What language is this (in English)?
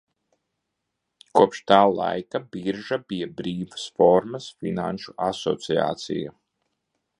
Latvian